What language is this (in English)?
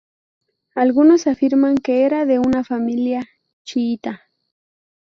Spanish